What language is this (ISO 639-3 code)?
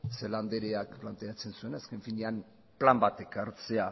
eus